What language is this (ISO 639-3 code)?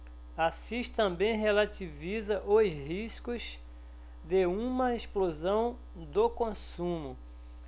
por